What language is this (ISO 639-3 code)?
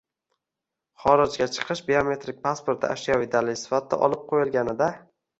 uzb